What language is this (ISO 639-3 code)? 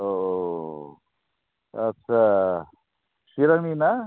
brx